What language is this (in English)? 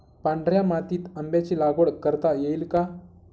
Marathi